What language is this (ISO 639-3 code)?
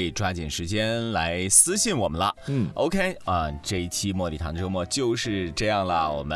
zho